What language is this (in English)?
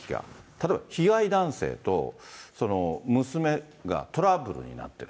Japanese